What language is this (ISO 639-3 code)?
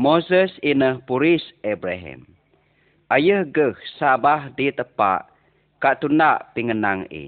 msa